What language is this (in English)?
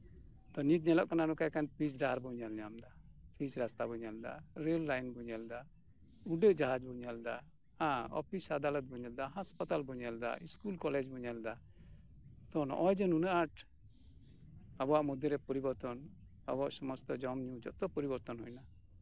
Santali